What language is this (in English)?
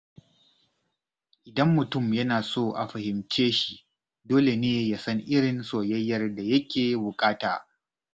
Hausa